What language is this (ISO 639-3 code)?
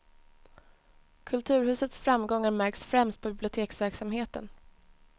swe